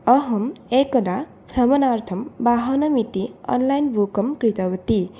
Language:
Sanskrit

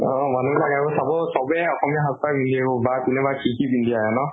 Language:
Assamese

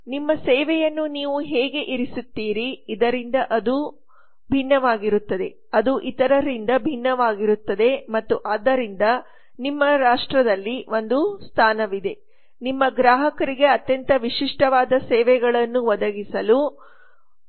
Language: Kannada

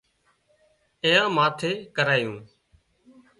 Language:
Wadiyara Koli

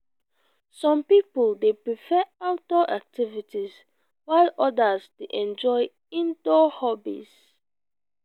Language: Nigerian Pidgin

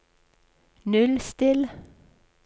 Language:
Norwegian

